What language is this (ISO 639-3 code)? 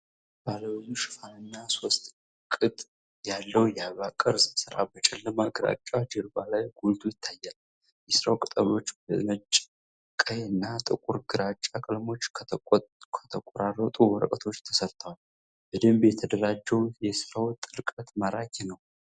amh